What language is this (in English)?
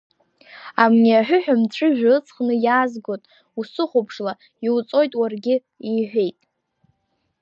Abkhazian